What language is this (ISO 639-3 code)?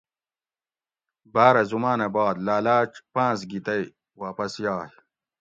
gwc